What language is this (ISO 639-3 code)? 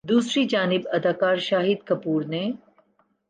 urd